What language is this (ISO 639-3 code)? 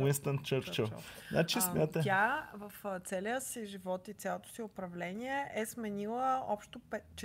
bul